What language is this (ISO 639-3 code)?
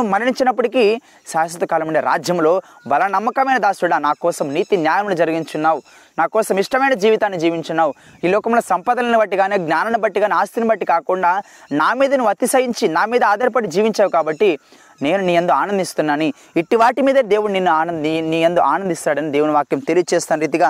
tel